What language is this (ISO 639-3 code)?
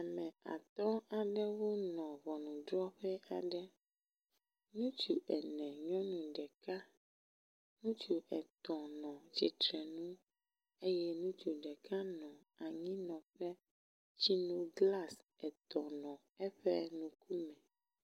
ewe